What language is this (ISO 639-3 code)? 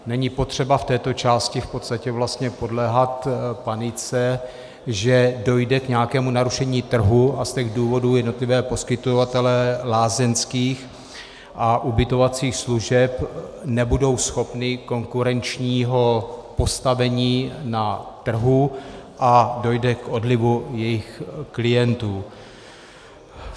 ces